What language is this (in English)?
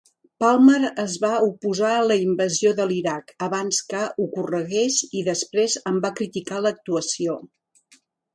Catalan